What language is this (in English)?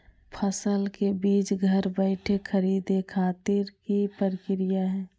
Magahi